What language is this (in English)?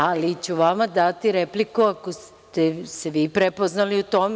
Serbian